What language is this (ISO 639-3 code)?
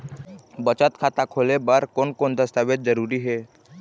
hne